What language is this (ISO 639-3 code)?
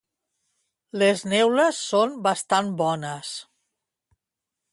cat